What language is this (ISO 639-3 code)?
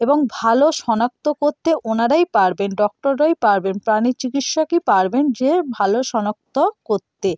ben